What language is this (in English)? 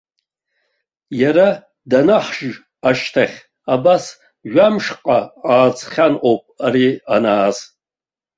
Abkhazian